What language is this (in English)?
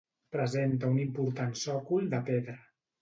Catalan